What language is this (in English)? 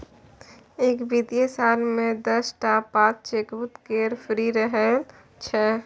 Maithili